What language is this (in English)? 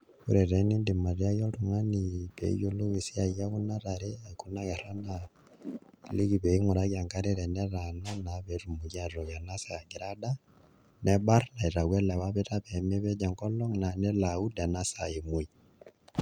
Masai